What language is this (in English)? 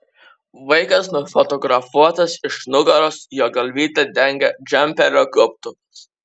Lithuanian